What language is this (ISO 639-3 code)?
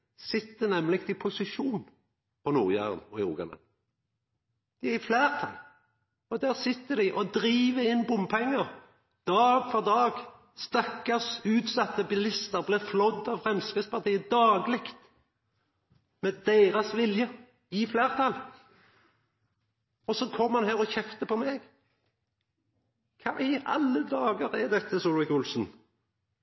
nno